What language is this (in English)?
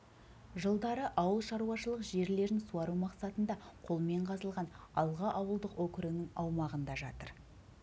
Kazakh